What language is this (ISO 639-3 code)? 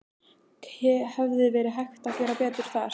isl